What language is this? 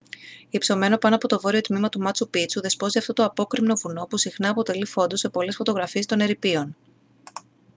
Greek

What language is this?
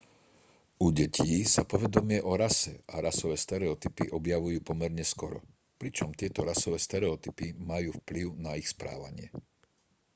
Slovak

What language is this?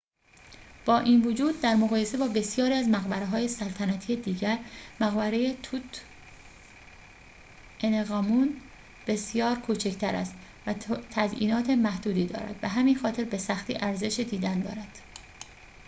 Persian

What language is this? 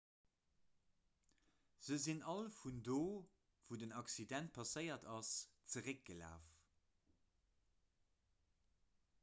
Luxembourgish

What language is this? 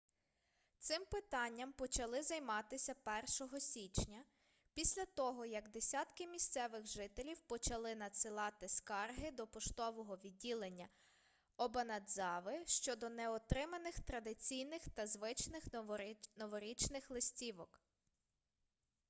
Ukrainian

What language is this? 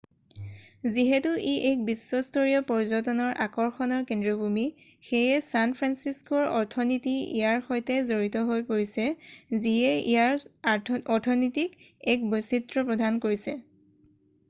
Assamese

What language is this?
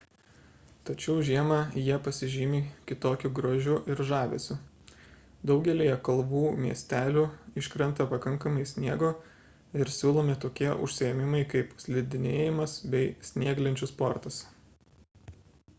Lithuanian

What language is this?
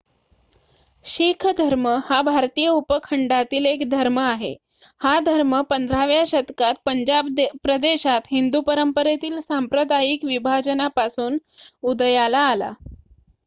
Marathi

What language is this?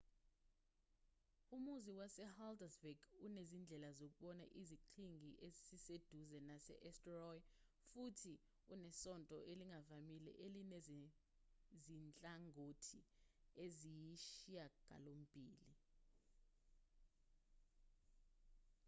Zulu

